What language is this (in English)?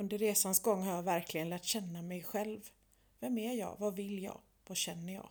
Swedish